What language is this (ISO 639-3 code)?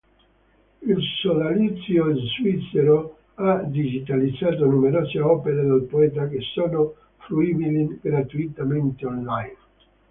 ita